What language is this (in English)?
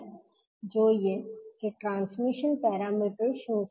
Gujarati